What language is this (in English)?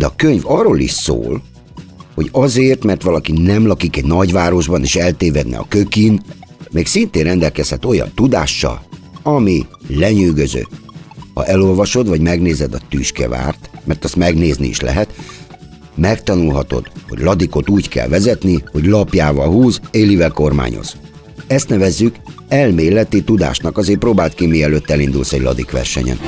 Hungarian